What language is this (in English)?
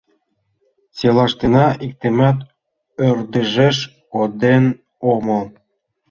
Mari